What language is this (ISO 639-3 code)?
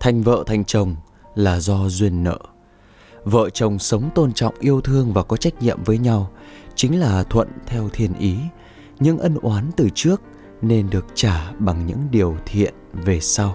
vie